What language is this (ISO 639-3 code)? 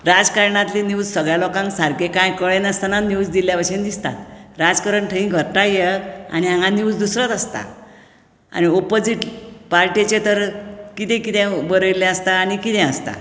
kok